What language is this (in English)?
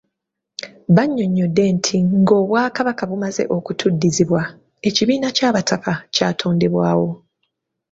Ganda